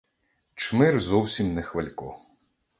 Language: Ukrainian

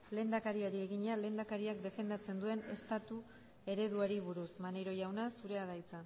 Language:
Basque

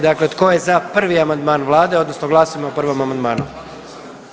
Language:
Croatian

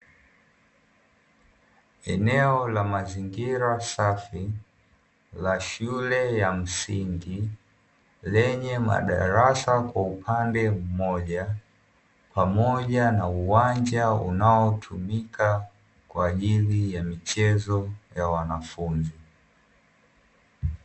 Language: Swahili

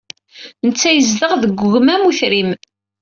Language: Kabyle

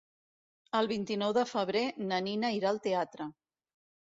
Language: Catalan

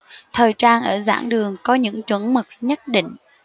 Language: Vietnamese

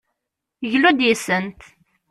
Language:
Kabyle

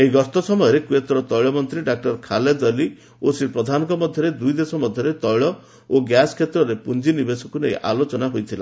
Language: Odia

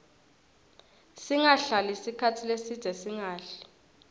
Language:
Swati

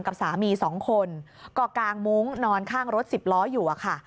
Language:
Thai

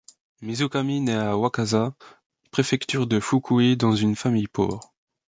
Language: French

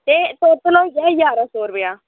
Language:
Dogri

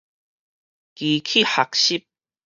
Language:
Min Nan Chinese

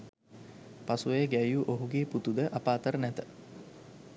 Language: Sinhala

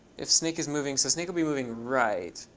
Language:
English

